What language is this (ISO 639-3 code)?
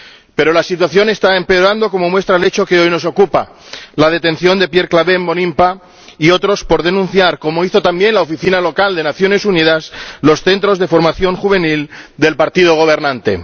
spa